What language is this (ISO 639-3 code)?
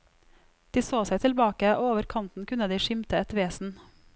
nor